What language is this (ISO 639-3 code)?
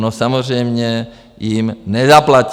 ces